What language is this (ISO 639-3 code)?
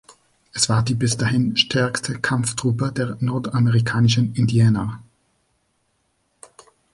deu